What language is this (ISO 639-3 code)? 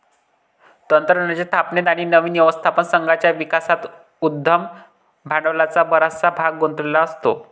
mar